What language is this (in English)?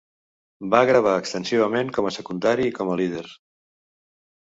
Catalan